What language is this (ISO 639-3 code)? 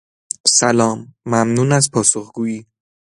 fas